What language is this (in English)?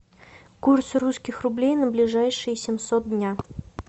Russian